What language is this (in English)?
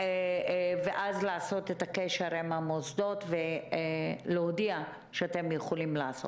Hebrew